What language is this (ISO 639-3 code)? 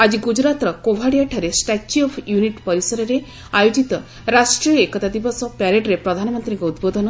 ori